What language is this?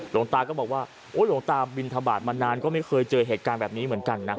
Thai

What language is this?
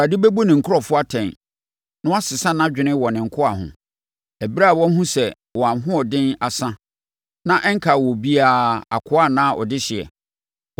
Akan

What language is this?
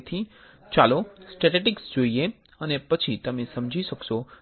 Gujarati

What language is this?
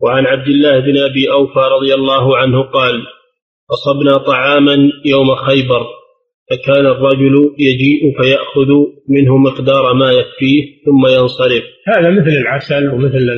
Arabic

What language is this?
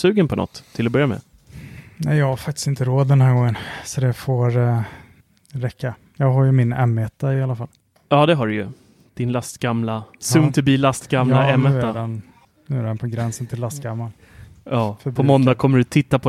Swedish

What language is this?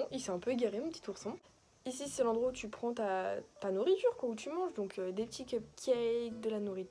French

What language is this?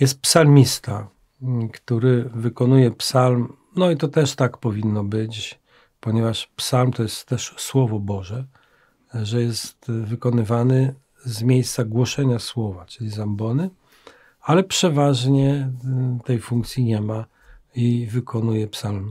Polish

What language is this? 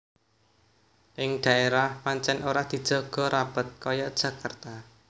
Javanese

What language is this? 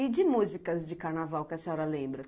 Portuguese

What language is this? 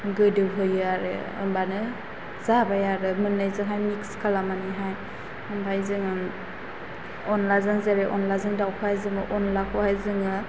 Bodo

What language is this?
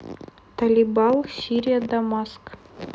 Russian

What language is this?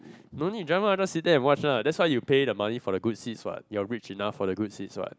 English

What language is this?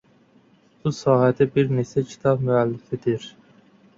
Azerbaijani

